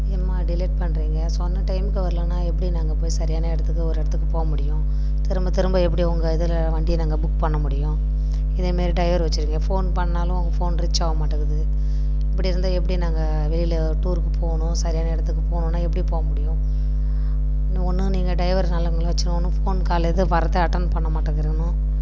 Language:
Tamil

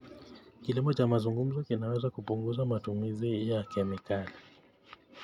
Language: Kalenjin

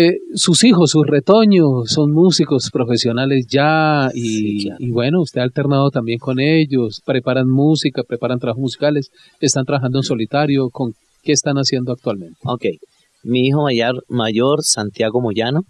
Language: Spanish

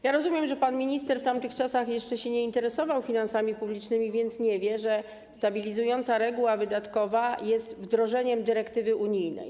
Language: Polish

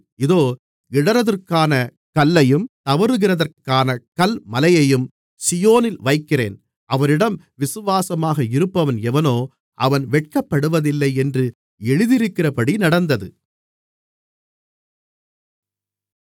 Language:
Tamil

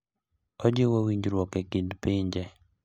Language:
Luo (Kenya and Tanzania)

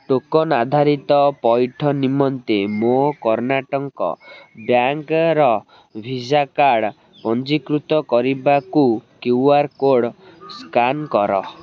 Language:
Odia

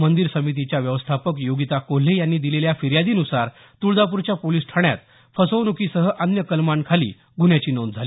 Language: Marathi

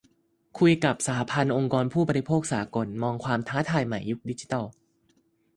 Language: Thai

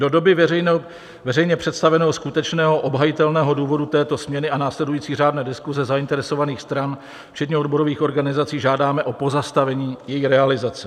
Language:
Czech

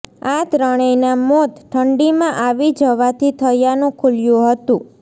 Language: Gujarati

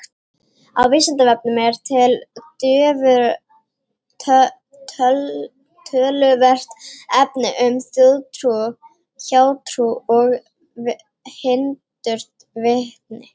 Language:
Icelandic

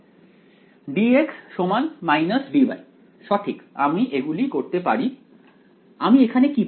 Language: Bangla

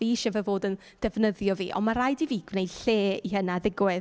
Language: Welsh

